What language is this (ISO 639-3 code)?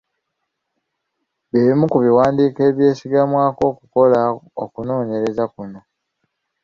lug